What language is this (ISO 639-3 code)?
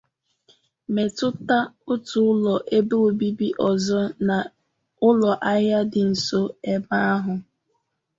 ibo